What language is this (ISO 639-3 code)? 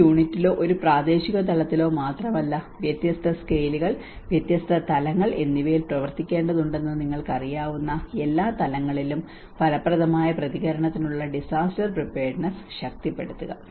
mal